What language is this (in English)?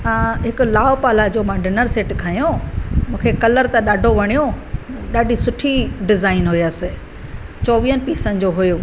Sindhi